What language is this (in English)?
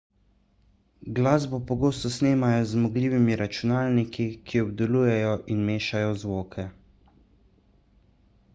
Slovenian